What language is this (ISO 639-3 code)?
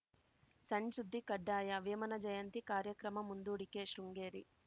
kan